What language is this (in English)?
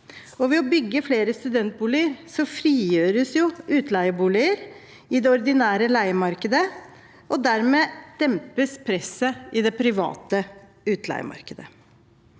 Norwegian